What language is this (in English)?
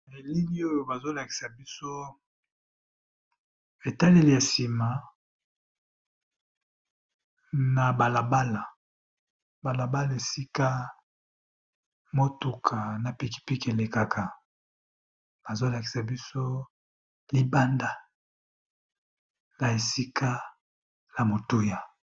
Lingala